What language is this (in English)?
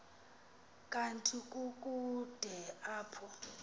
Xhosa